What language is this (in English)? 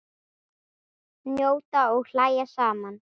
Icelandic